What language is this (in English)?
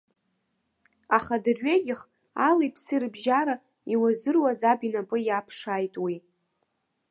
Abkhazian